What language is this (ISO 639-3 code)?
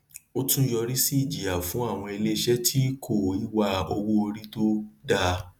yor